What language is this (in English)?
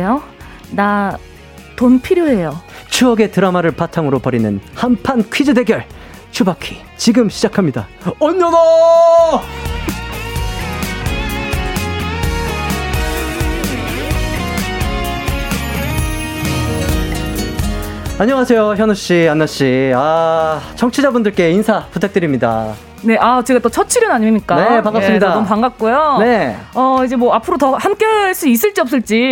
Korean